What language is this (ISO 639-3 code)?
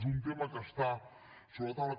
cat